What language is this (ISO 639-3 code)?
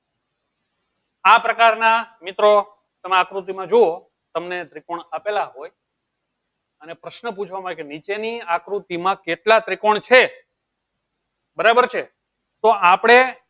guj